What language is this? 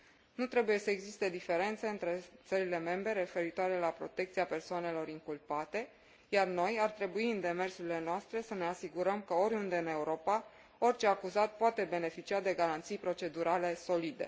Romanian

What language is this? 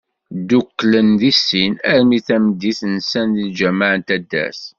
Kabyle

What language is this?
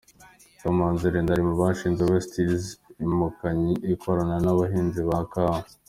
Kinyarwanda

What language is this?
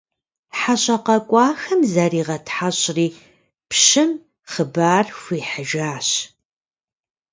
Kabardian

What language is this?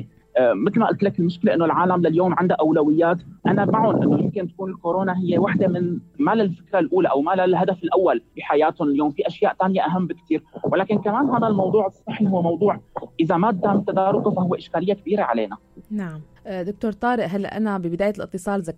Arabic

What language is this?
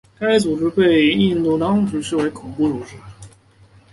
Chinese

